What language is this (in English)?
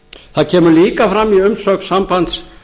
Icelandic